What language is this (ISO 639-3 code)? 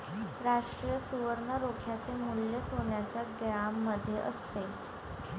mar